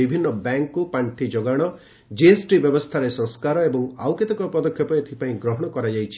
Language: Odia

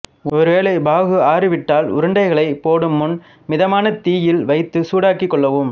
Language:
Tamil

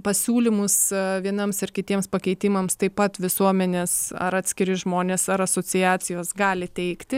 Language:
Lithuanian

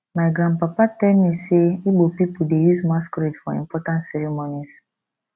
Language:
Nigerian Pidgin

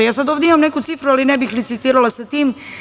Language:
Serbian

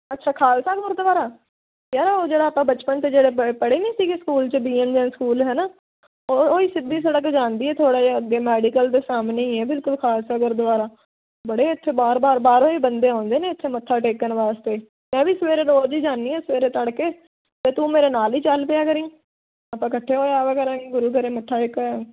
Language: Punjabi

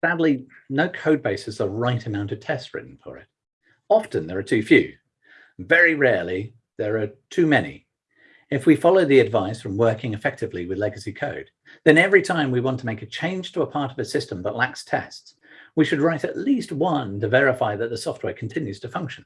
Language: English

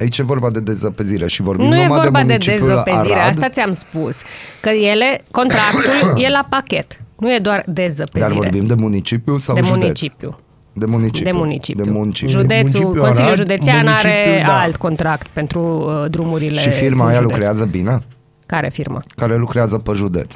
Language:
Romanian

